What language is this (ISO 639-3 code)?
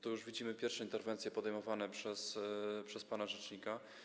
pol